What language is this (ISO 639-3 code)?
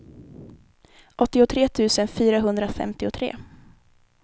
swe